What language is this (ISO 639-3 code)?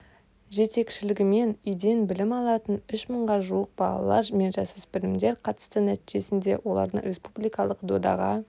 kaz